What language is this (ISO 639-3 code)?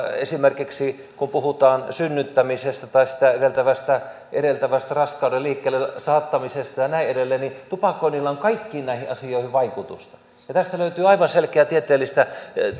fin